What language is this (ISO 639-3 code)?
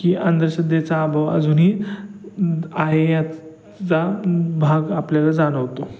mar